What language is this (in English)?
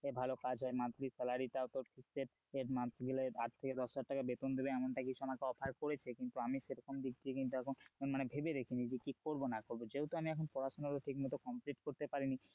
Bangla